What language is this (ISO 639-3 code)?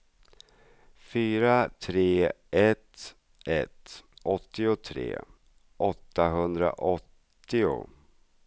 swe